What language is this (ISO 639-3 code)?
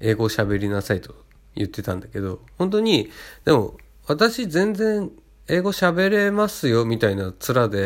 jpn